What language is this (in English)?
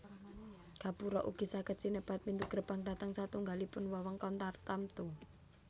Javanese